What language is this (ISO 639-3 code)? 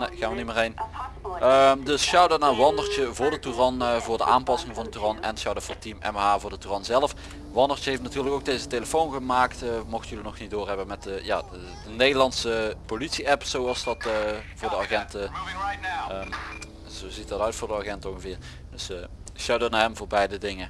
nld